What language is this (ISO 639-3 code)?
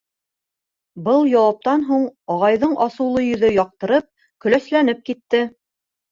bak